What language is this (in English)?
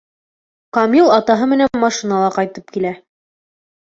Bashkir